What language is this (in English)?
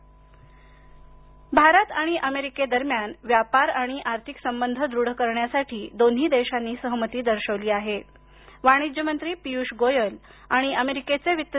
Marathi